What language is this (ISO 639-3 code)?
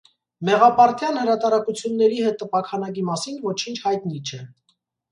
hye